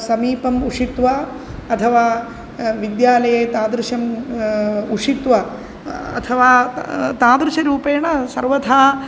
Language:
Sanskrit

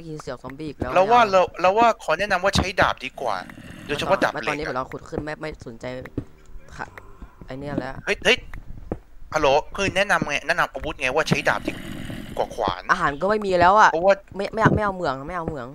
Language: Thai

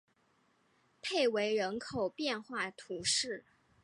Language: Chinese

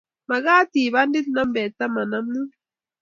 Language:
Kalenjin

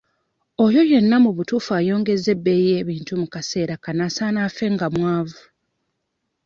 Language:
Ganda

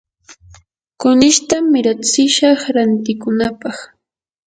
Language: Yanahuanca Pasco Quechua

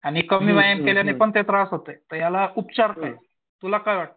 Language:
Marathi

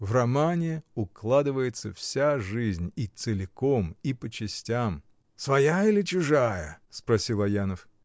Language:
Russian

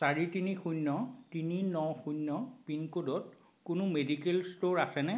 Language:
Assamese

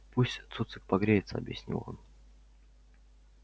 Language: Russian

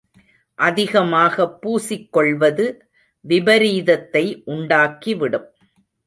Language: Tamil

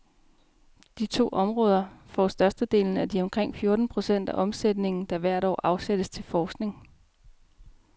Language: Danish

